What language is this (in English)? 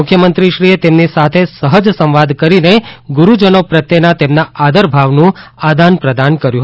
Gujarati